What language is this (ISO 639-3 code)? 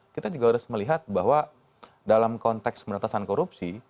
ind